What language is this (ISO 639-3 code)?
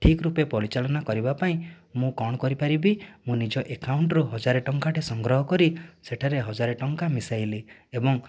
ori